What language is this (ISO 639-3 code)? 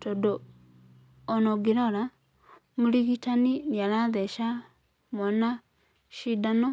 kik